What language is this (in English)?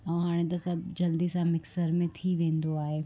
Sindhi